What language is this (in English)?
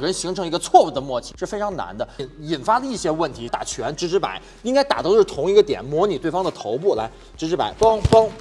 Chinese